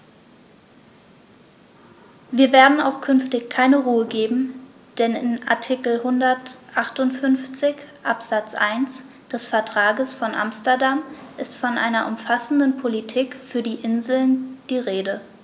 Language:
German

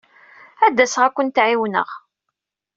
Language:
Kabyle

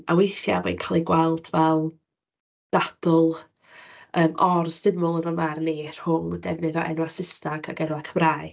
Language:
Welsh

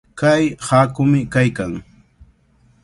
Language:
Cajatambo North Lima Quechua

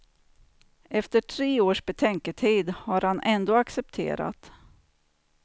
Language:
Swedish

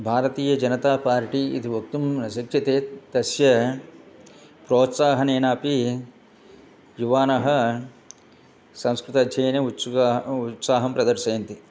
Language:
Sanskrit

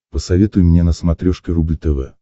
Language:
Russian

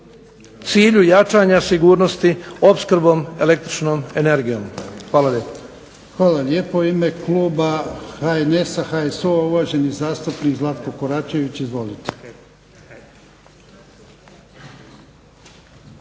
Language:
Croatian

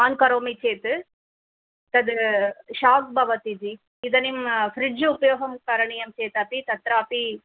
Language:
Sanskrit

